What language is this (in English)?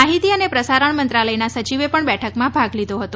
Gujarati